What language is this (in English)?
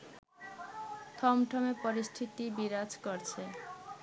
Bangla